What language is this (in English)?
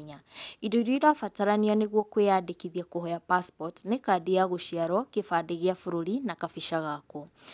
Kikuyu